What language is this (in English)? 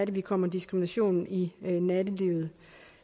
Danish